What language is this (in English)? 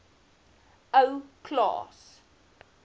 Afrikaans